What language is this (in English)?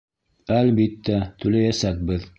Bashkir